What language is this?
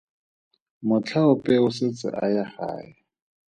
Tswana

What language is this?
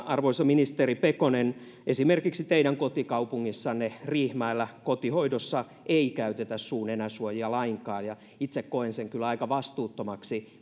Finnish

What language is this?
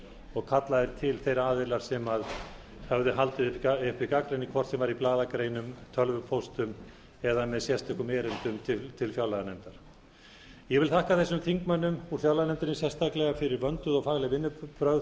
Icelandic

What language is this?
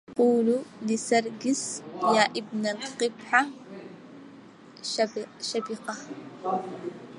Arabic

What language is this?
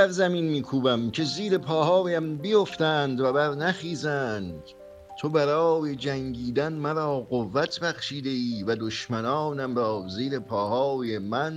Persian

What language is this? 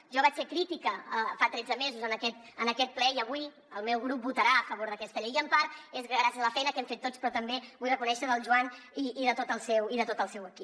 Catalan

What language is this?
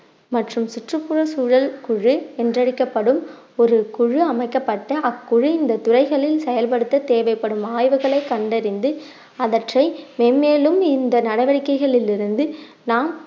Tamil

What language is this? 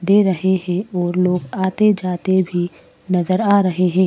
Hindi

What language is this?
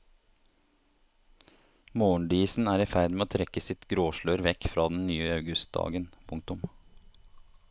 Norwegian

